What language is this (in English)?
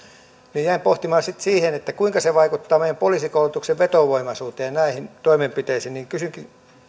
Finnish